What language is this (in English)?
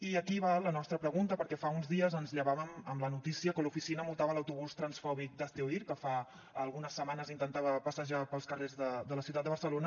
Catalan